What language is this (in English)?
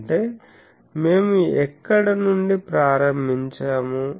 Telugu